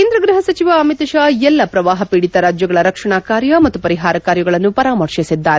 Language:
Kannada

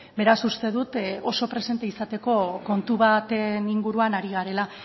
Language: Basque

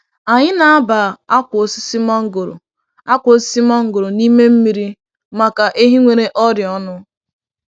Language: Igbo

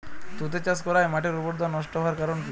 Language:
Bangla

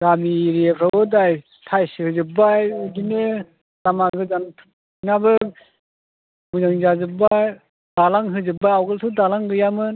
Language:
Bodo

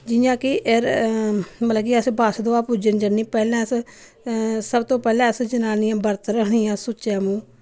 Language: Dogri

